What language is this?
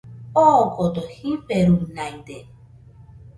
Nüpode Huitoto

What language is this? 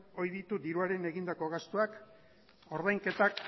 Basque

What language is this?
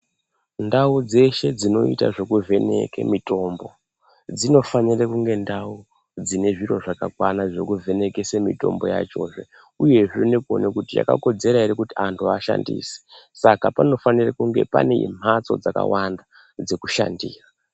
Ndau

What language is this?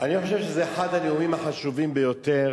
Hebrew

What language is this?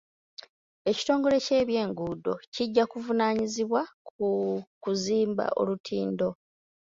Ganda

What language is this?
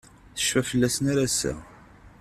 Kabyle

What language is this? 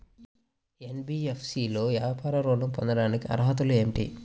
Telugu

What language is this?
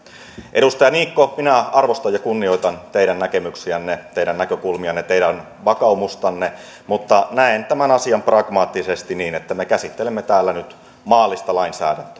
Finnish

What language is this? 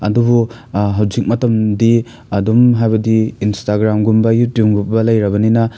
Manipuri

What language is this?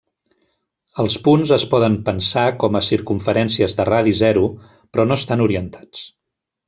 Catalan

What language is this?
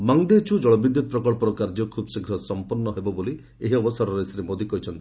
Odia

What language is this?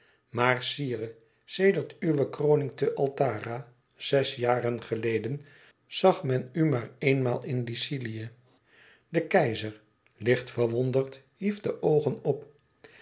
Dutch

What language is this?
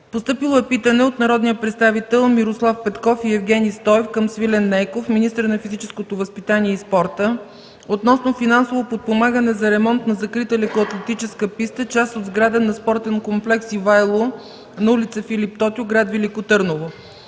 Bulgarian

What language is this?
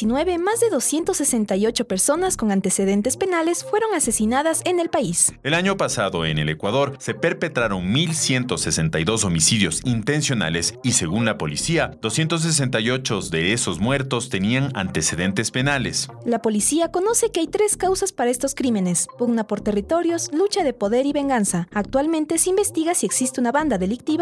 Spanish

